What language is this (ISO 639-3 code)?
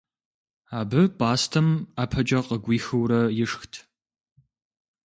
kbd